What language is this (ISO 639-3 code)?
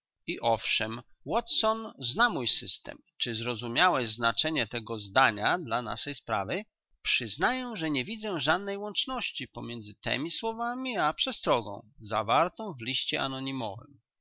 pol